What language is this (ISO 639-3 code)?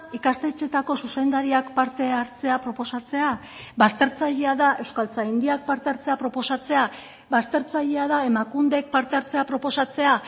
eus